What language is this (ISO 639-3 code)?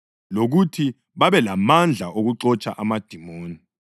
nde